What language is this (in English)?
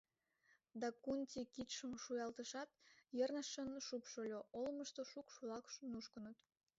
Mari